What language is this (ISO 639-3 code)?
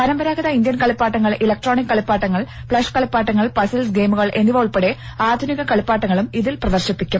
mal